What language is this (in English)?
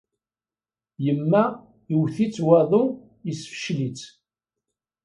Kabyle